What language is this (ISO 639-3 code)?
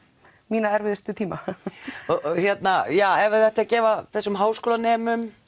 isl